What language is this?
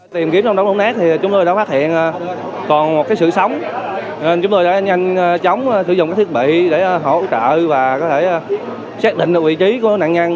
Vietnamese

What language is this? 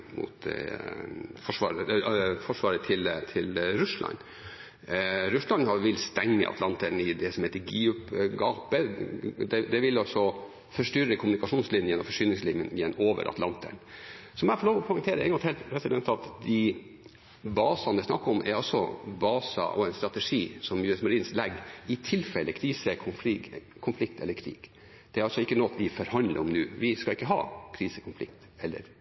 Norwegian Bokmål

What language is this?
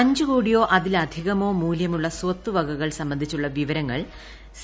Malayalam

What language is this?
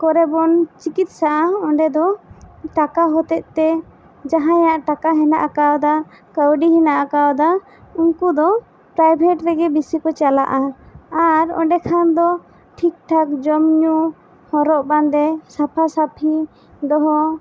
Santali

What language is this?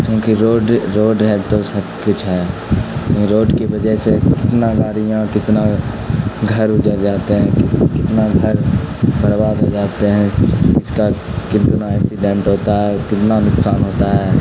Urdu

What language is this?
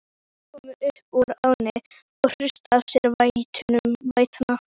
Icelandic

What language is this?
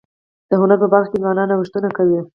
Pashto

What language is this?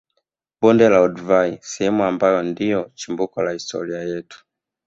Swahili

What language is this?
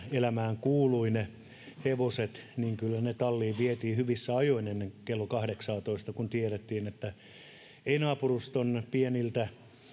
Finnish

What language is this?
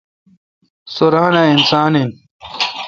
Kalkoti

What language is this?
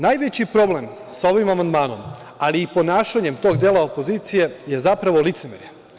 Serbian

